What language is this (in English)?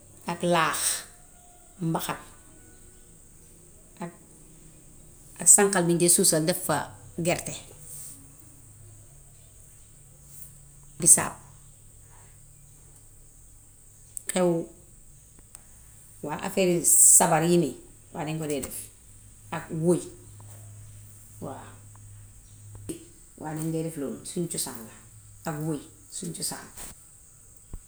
Gambian Wolof